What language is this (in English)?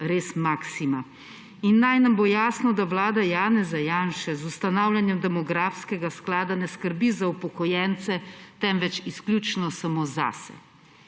Slovenian